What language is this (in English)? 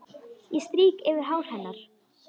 Icelandic